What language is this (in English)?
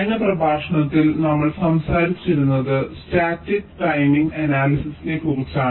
Malayalam